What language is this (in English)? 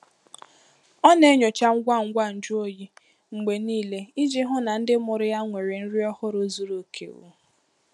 Igbo